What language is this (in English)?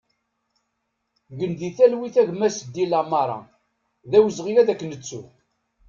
Kabyle